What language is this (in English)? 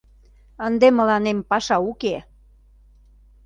Mari